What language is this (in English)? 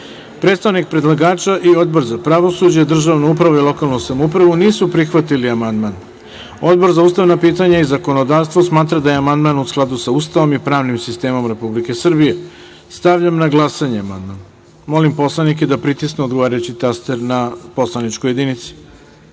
Serbian